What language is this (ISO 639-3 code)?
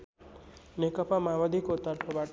nep